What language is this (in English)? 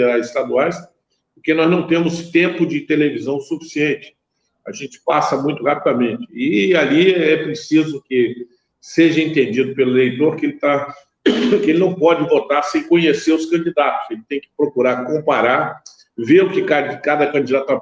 Portuguese